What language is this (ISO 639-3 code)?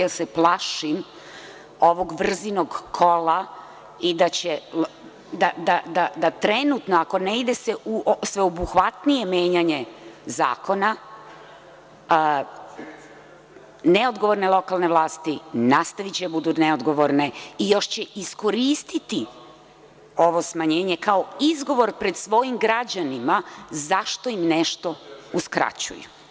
srp